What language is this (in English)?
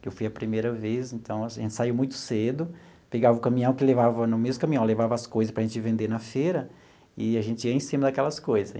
Portuguese